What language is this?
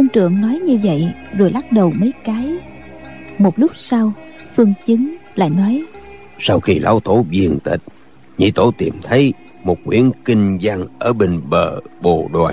Vietnamese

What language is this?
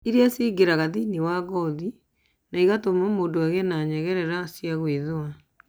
Kikuyu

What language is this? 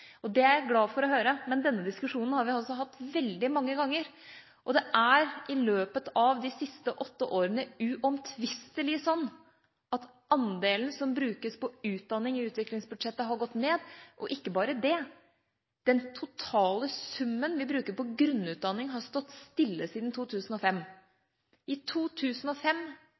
Norwegian Bokmål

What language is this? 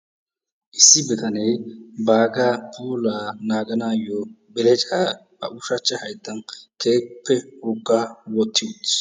Wolaytta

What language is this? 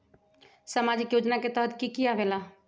Magahi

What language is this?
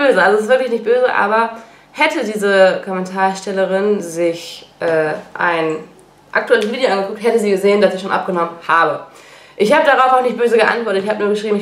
German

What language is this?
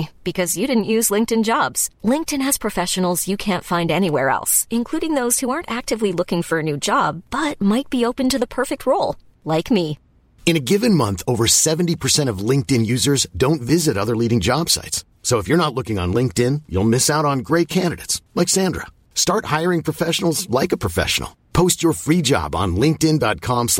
Portuguese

